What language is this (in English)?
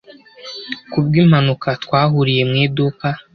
Kinyarwanda